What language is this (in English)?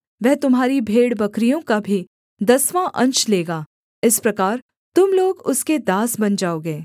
Hindi